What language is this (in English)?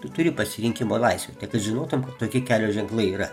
Lithuanian